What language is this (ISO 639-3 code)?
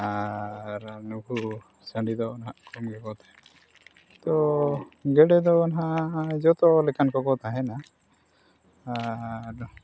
sat